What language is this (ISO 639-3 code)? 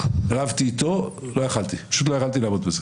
heb